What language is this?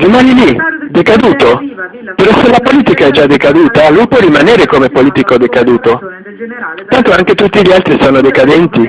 Italian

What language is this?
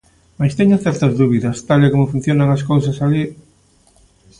Galician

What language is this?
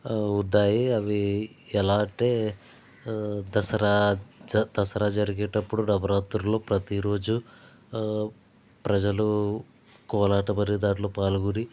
Telugu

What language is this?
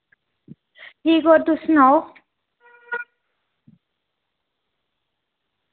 Dogri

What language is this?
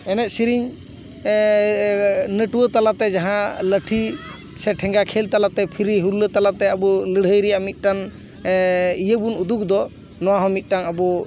Santali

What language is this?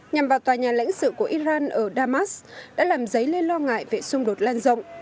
Vietnamese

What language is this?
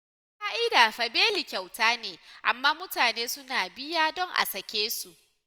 Hausa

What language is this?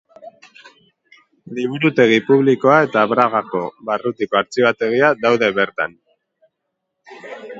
Basque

